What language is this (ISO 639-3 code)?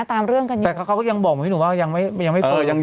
tha